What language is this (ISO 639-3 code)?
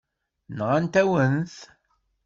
kab